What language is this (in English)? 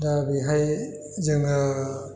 Bodo